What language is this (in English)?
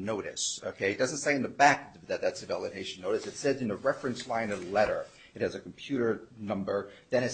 English